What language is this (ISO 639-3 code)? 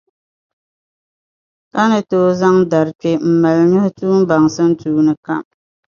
dag